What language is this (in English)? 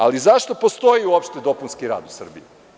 Serbian